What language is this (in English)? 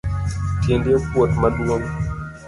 Luo (Kenya and Tanzania)